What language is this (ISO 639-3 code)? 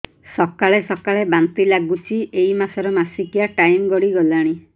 ori